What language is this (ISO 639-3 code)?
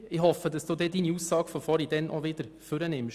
gsw